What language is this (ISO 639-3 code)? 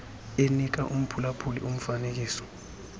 xho